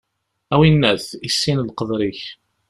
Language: Kabyle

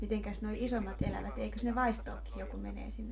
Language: Finnish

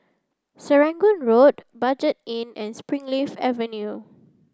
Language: English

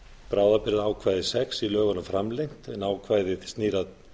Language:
Icelandic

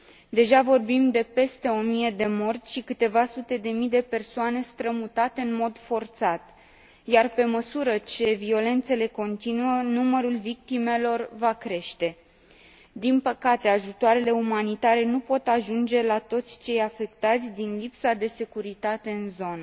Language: Romanian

